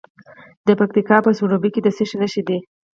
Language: Pashto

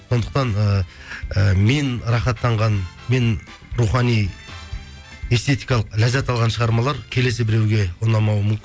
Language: Kazakh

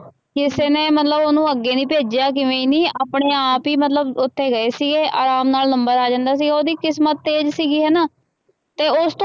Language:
Punjabi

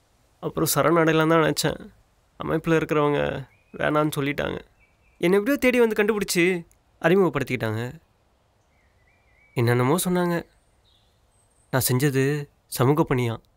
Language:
Tamil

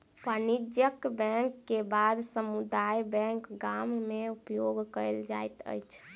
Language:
Maithili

